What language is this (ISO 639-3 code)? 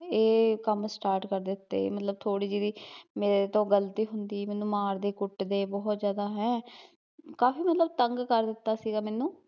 pan